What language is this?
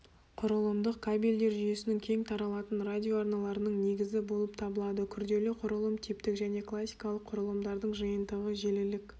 Kazakh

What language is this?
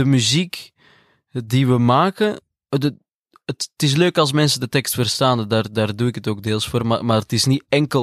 Dutch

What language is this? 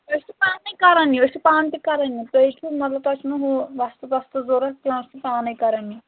Kashmiri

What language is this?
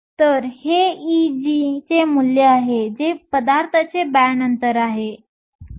Marathi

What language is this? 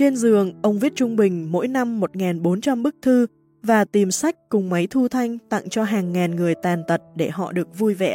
Vietnamese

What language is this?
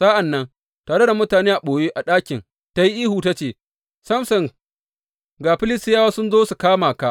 Hausa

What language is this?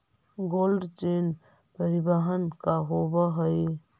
Magahi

